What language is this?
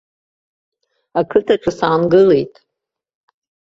Abkhazian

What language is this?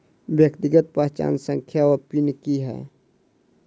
Maithili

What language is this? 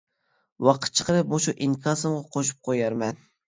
Uyghur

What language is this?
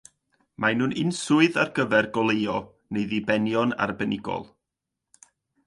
Welsh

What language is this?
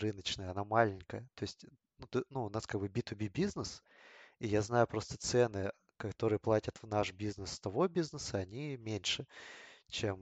Russian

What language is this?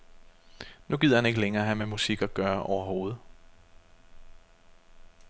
Danish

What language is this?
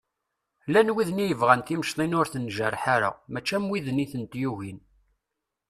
Kabyle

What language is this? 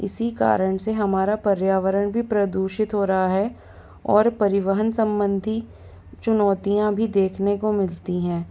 Hindi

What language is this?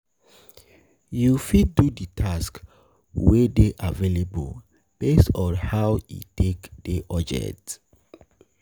Nigerian Pidgin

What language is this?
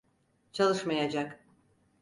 Turkish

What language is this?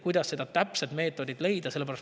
Estonian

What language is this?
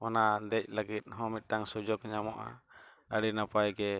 Santali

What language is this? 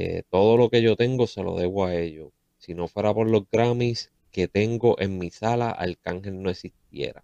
Spanish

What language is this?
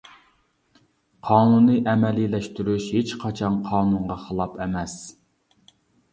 Uyghur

